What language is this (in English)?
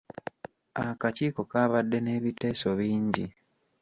Ganda